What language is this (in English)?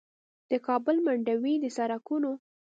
Pashto